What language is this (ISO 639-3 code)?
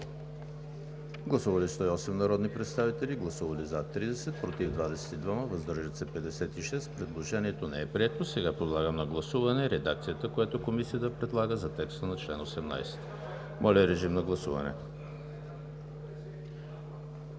bul